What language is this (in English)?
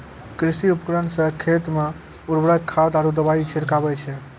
Maithili